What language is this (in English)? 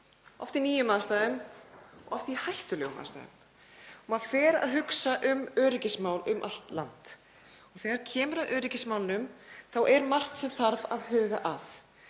Icelandic